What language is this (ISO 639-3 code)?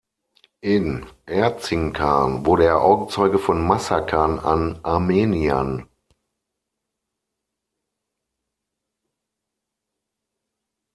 deu